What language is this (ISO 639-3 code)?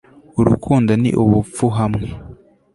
kin